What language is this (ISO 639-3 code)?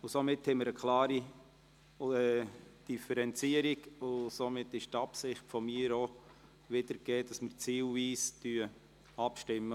gsw